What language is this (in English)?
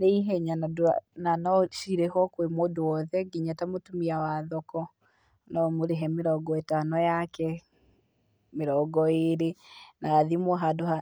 Kikuyu